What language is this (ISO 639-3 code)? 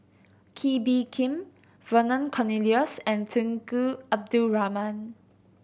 eng